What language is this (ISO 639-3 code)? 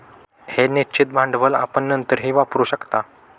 mar